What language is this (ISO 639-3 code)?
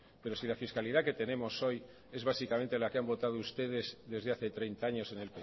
spa